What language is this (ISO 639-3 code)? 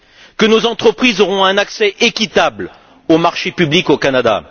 fra